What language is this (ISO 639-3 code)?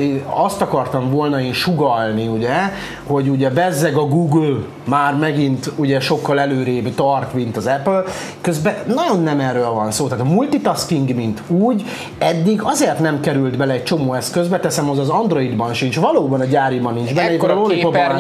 hun